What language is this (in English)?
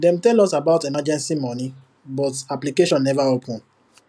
Nigerian Pidgin